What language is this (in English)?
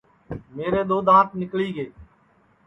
Sansi